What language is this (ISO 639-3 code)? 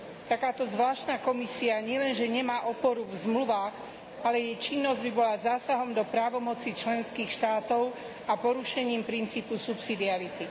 slk